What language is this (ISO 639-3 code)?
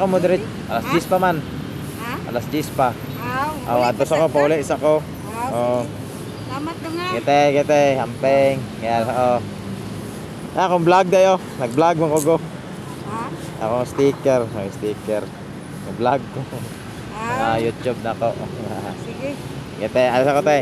fil